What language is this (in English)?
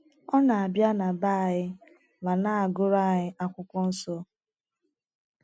Igbo